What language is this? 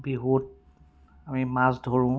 Assamese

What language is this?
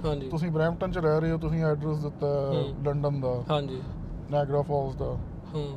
Punjabi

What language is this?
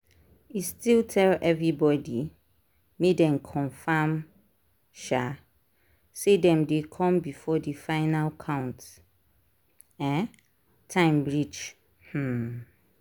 Nigerian Pidgin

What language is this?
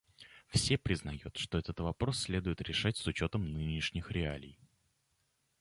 Russian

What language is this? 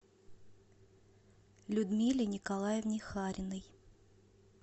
Russian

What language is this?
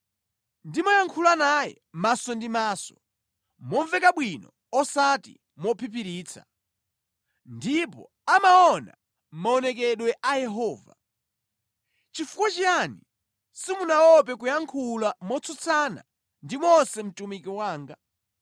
Nyanja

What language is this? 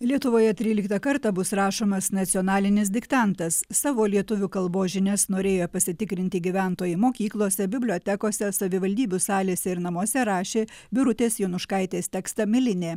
Lithuanian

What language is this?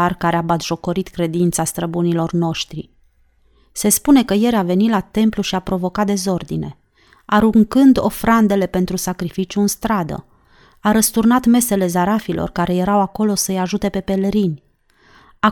Romanian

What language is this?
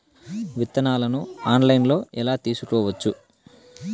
Telugu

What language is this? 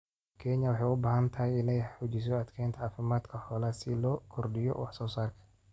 Somali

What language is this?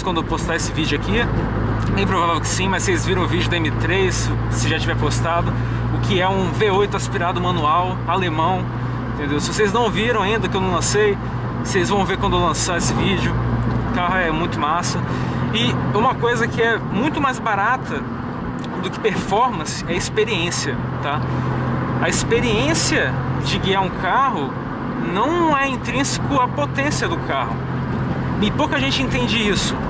Portuguese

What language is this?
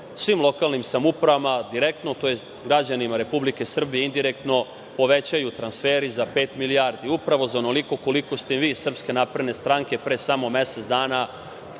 Serbian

